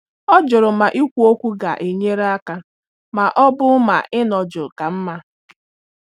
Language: Igbo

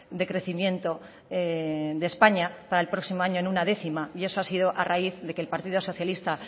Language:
Spanish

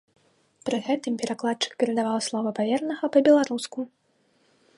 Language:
Belarusian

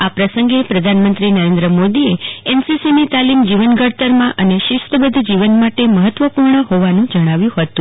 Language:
Gujarati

